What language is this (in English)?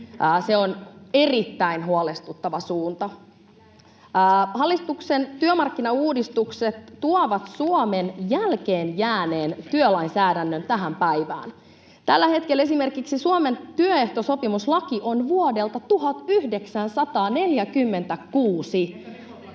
Finnish